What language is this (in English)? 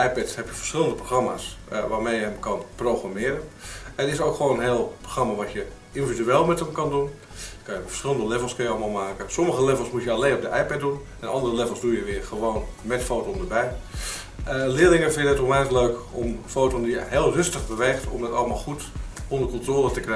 Dutch